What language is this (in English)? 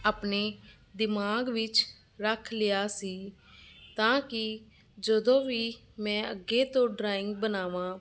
Punjabi